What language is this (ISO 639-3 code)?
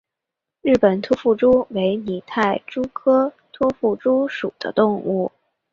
zho